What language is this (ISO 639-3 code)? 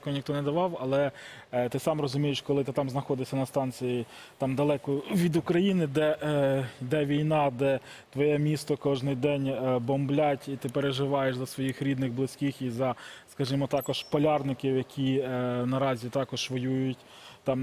ukr